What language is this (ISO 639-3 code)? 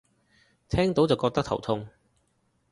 yue